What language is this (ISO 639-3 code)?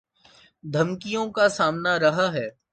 urd